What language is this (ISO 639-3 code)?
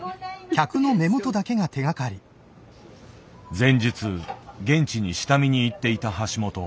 jpn